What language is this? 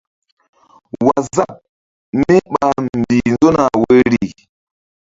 Mbum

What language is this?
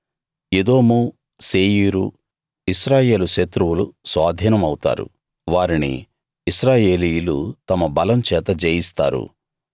Telugu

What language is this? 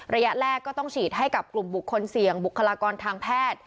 Thai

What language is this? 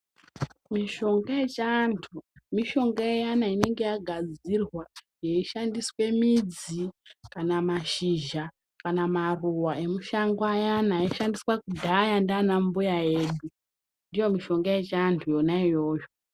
Ndau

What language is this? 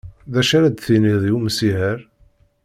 Kabyle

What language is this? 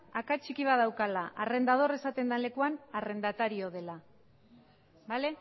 Basque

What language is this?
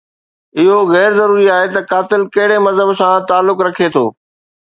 Sindhi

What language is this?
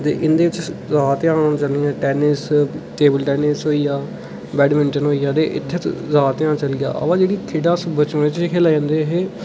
Dogri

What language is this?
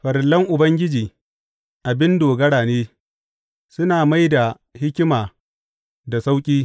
Hausa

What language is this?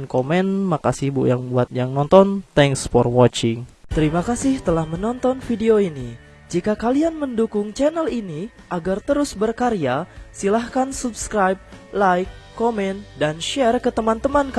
Indonesian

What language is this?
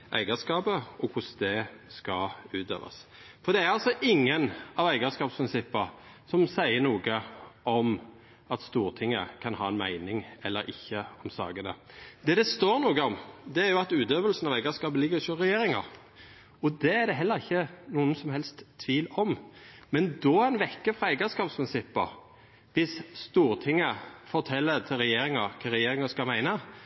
Norwegian Nynorsk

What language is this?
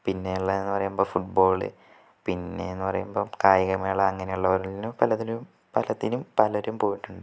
Malayalam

